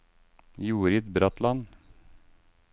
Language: Norwegian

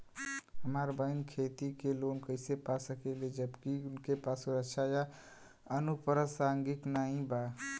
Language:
Bhojpuri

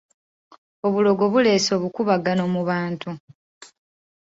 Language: Ganda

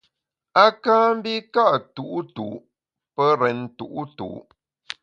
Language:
Bamun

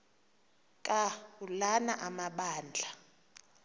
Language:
Xhosa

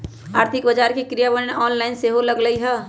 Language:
Magahi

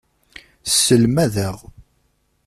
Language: Kabyle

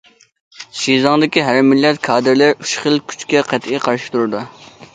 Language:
Uyghur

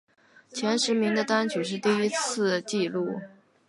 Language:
Chinese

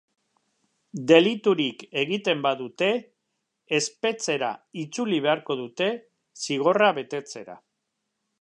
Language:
Basque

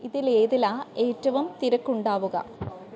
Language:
Malayalam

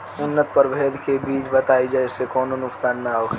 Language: Bhojpuri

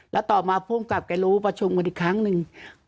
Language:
Thai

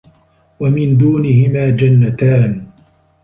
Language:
Arabic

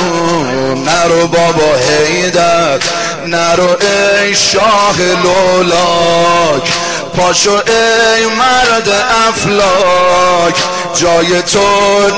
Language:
Persian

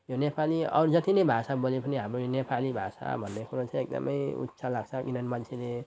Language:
Nepali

